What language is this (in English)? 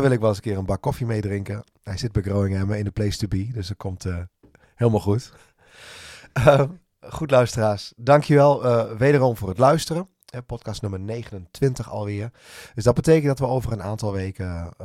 Dutch